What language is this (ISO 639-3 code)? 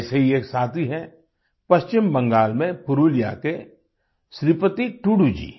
hin